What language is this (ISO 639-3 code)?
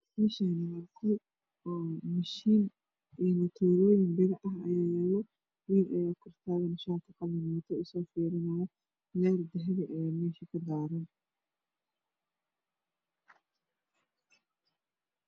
som